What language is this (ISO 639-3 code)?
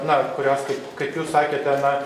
lit